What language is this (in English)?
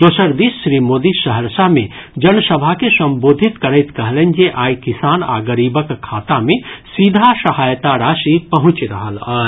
Maithili